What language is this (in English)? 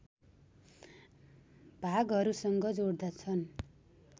Nepali